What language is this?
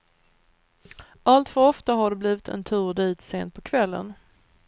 Swedish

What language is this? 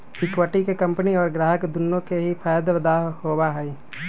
Magahi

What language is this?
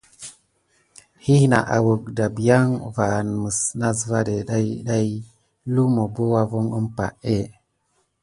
Gidar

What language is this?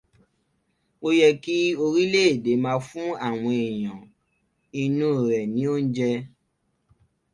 Yoruba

